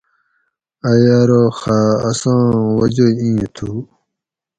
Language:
Gawri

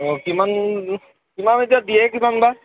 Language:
Assamese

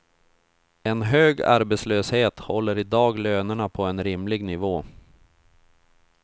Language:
Swedish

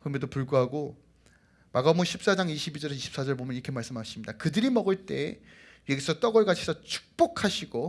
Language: Korean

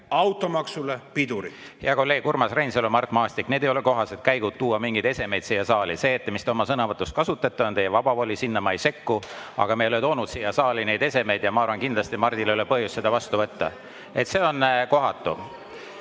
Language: Estonian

